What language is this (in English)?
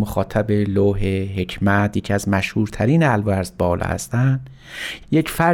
Persian